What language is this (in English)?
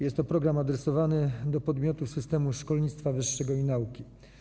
Polish